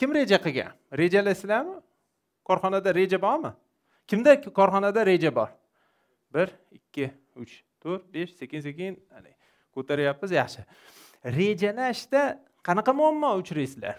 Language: Turkish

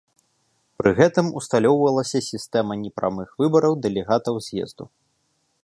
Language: Belarusian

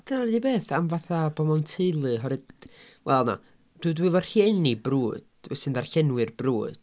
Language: Welsh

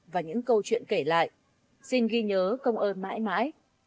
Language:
Vietnamese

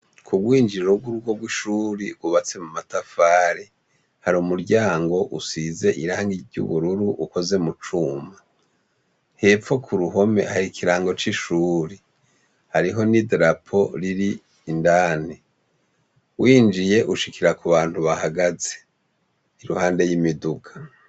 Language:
Rundi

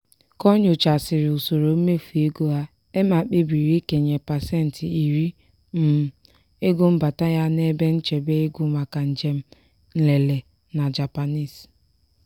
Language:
Igbo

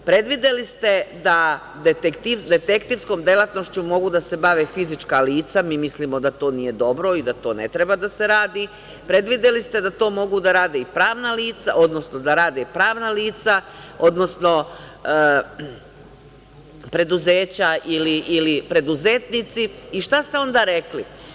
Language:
Serbian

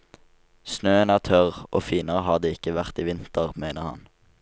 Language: Norwegian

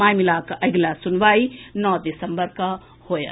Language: Maithili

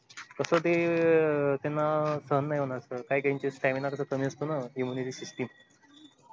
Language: Marathi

